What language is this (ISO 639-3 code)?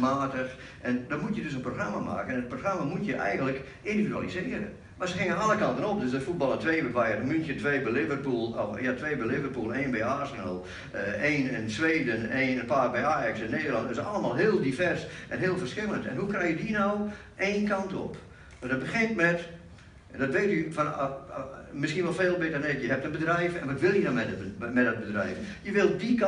nld